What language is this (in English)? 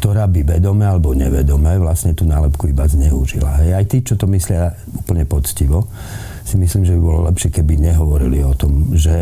Slovak